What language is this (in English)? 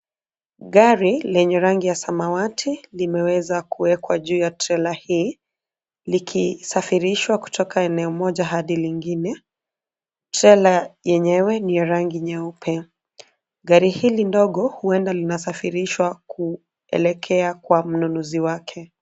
Swahili